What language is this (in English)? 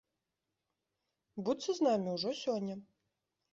Belarusian